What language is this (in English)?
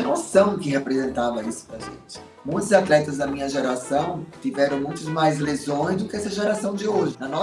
Portuguese